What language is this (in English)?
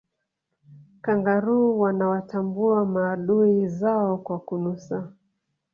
Swahili